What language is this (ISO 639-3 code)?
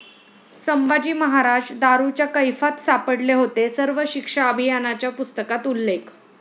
mar